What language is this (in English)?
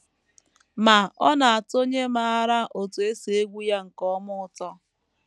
Igbo